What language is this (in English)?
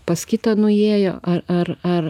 Lithuanian